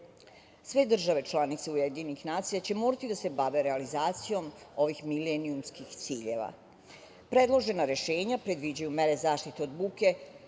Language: Serbian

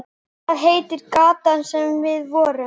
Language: Icelandic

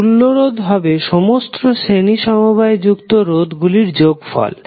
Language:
Bangla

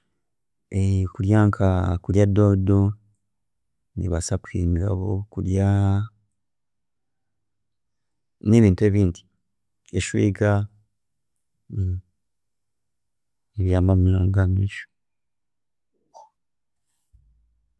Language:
Chiga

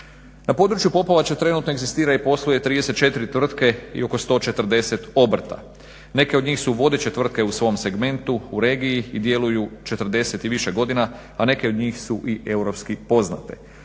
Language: Croatian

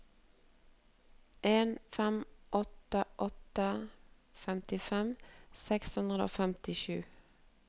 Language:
Norwegian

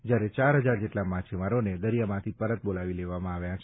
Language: Gujarati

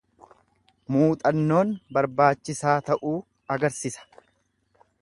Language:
Oromo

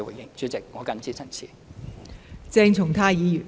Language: Cantonese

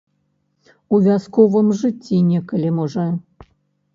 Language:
Belarusian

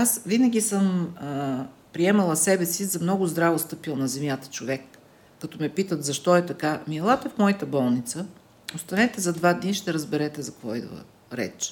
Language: Bulgarian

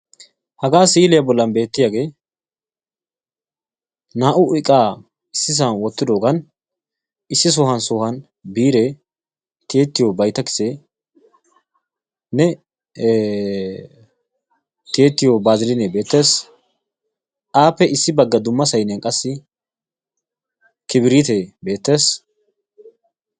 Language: Wolaytta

